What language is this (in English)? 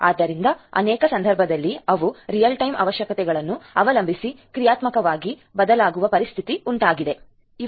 Kannada